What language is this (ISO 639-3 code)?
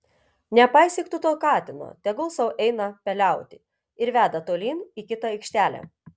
lit